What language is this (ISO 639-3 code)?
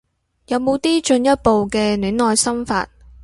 yue